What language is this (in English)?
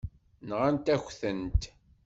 Kabyle